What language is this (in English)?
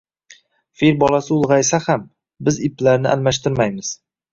Uzbek